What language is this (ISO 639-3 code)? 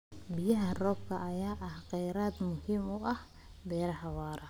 som